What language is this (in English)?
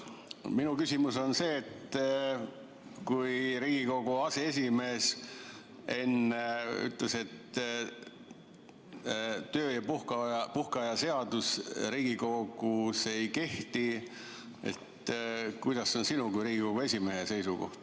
Estonian